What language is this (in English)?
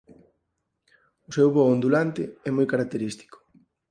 Galician